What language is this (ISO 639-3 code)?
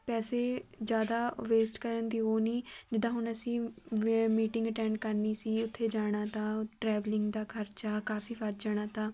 pan